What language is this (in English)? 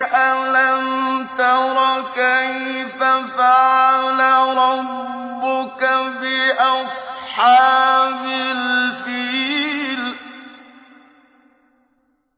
Arabic